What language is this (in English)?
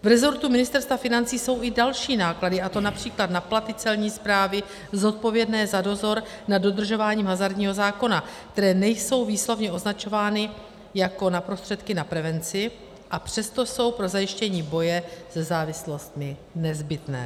Czech